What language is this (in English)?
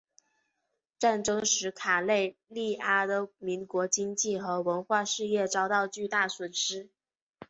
Chinese